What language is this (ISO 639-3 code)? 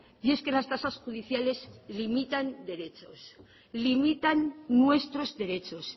spa